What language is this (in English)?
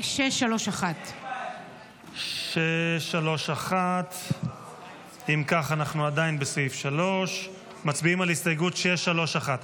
Hebrew